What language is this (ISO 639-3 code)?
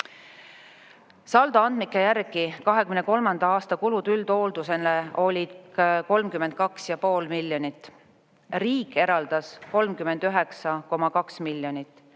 est